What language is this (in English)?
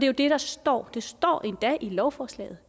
Danish